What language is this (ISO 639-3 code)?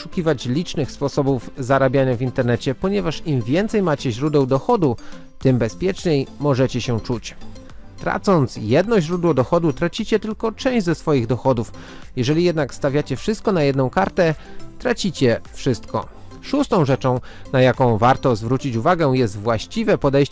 pol